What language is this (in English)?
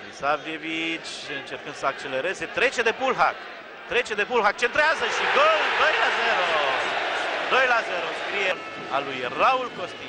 Romanian